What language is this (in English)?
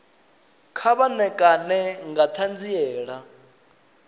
Venda